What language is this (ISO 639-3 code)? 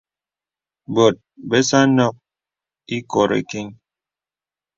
beb